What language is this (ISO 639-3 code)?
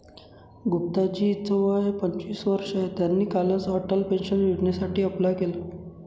mar